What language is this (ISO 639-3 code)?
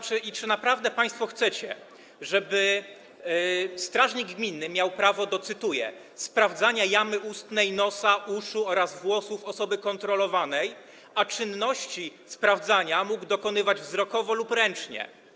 pol